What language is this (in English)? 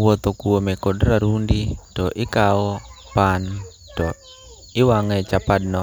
Luo (Kenya and Tanzania)